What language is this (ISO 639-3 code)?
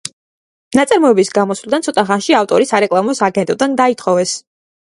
kat